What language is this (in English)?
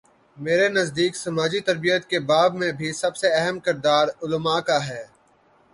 Urdu